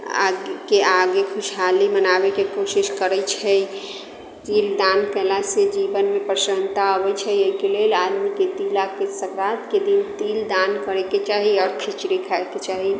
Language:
Maithili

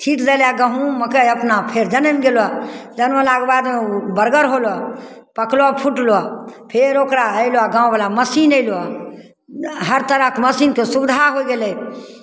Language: Maithili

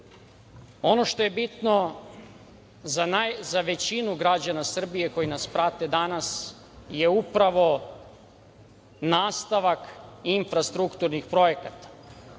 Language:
Serbian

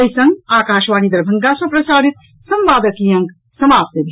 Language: Maithili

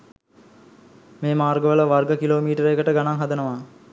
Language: Sinhala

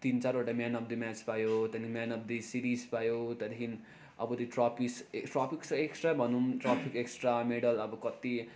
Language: Nepali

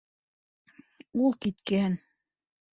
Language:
Bashkir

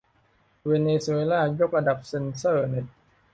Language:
Thai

